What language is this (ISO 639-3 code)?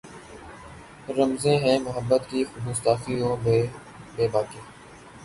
urd